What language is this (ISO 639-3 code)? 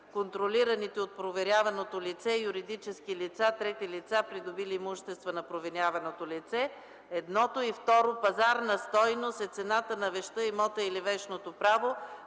bul